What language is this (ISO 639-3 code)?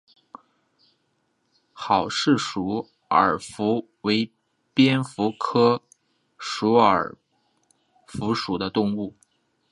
zho